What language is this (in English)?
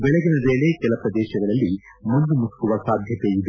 Kannada